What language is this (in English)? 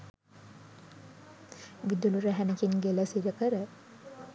Sinhala